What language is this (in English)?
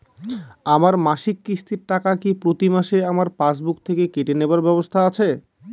Bangla